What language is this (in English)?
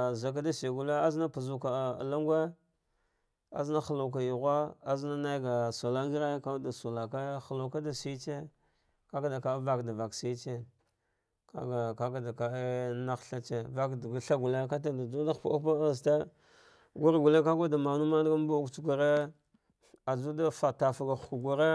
Dghwede